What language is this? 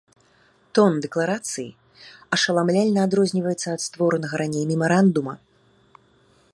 Belarusian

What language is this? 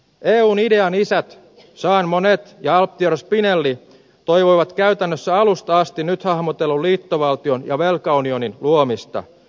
Finnish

